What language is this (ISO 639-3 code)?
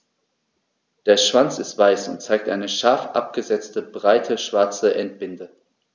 deu